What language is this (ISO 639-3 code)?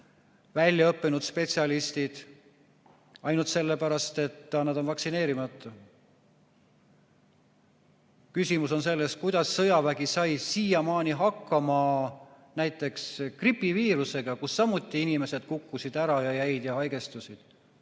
est